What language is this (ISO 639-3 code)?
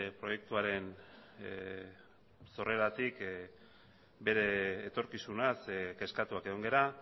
eus